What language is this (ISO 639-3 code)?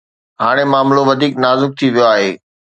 snd